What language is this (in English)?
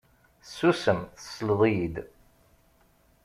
Kabyle